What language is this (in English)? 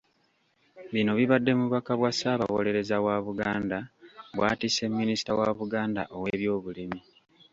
Ganda